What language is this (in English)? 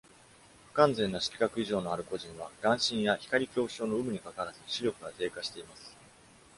Japanese